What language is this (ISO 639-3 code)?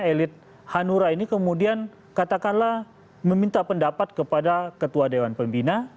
ind